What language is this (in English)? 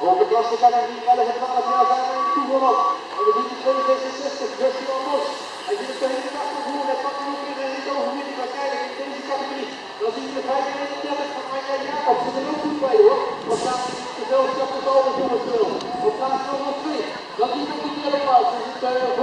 Turkish